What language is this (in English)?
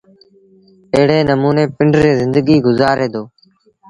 Sindhi Bhil